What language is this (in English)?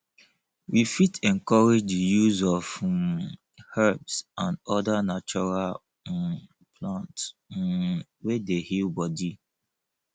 Nigerian Pidgin